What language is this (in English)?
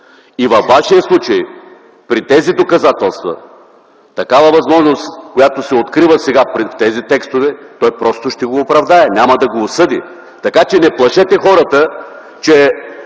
Bulgarian